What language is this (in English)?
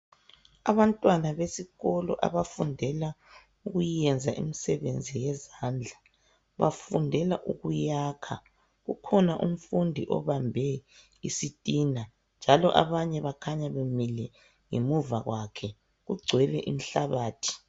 North Ndebele